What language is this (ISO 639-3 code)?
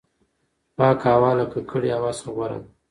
pus